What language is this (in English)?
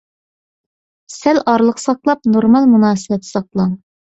Uyghur